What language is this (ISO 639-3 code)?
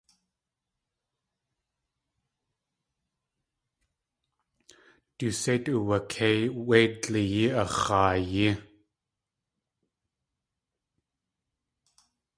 tli